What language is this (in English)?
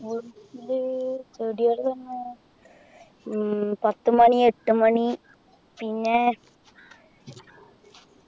Malayalam